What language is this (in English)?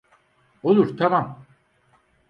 Turkish